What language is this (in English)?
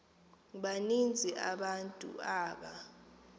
Xhosa